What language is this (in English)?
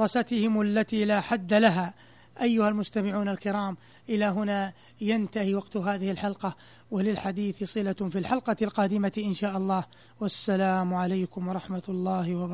Arabic